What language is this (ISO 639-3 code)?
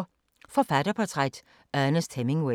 dan